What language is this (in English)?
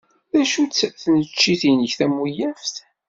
Kabyle